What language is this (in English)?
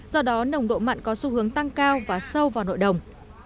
Vietnamese